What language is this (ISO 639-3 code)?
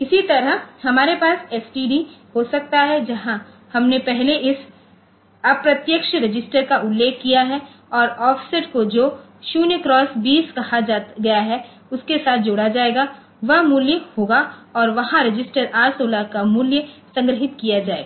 hin